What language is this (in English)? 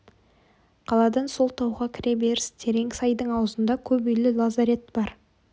Kazakh